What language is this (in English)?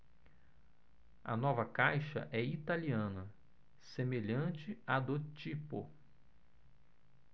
Portuguese